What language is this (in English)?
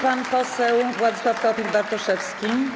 Polish